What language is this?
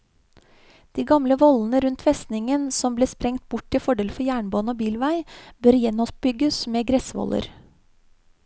Norwegian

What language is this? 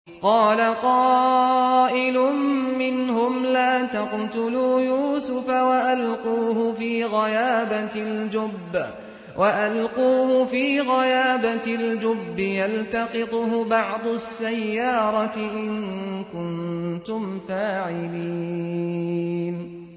Arabic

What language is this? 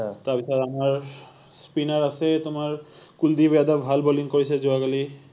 Assamese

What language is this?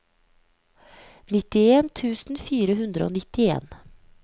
Norwegian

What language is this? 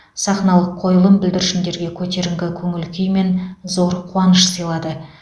Kazakh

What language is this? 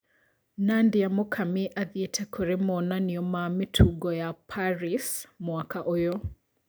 Kikuyu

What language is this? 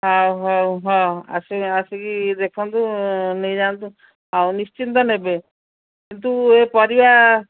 Odia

